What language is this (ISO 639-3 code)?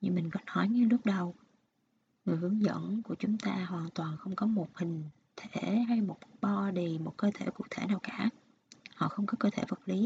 vie